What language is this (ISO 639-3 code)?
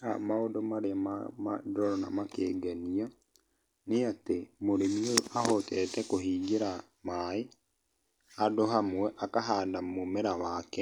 kik